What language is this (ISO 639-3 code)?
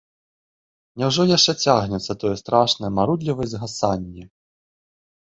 bel